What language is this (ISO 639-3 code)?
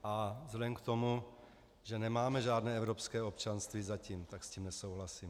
ces